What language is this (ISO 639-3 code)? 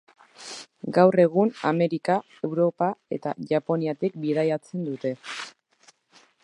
eus